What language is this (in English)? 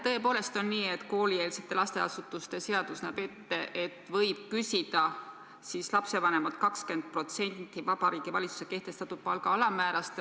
Estonian